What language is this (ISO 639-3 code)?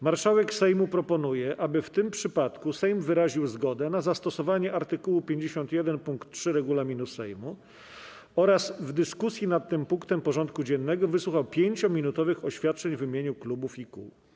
pol